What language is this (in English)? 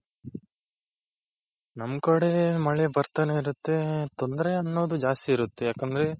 Kannada